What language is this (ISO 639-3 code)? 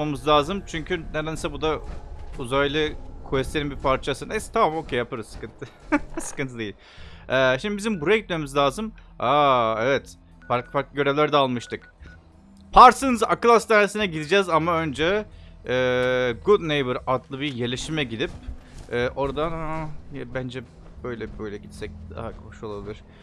tur